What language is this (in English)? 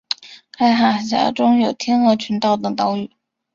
Chinese